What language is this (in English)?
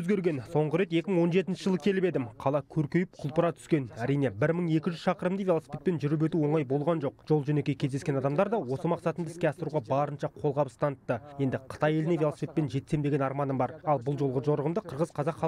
Russian